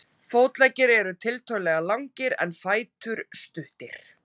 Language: Icelandic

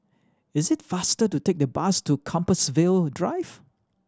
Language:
English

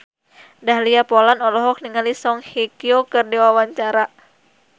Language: Sundanese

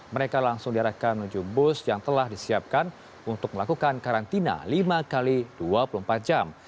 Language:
Indonesian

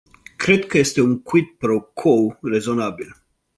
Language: Romanian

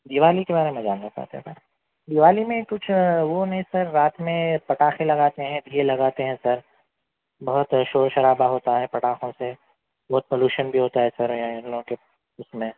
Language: Urdu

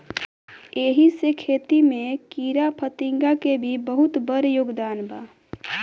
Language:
Bhojpuri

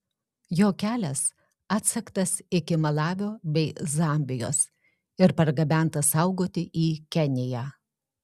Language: Lithuanian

